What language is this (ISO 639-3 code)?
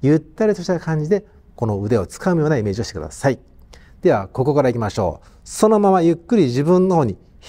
jpn